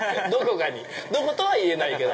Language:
Japanese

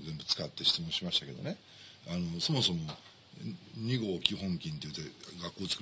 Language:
Japanese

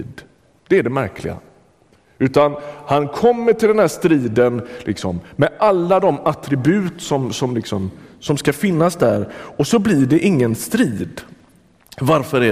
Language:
Swedish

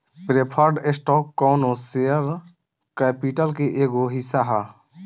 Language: Bhojpuri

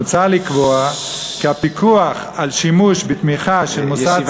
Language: Hebrew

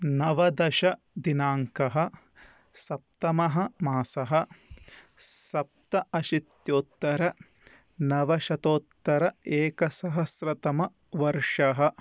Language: Sanskrit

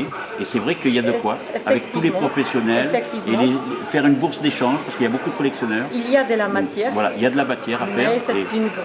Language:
French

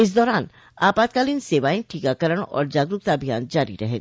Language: Hindi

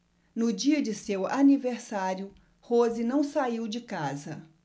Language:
Portuguese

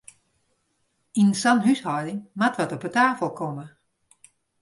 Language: Western Frisian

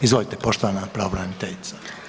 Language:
Croatian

